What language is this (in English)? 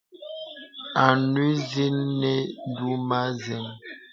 Bebele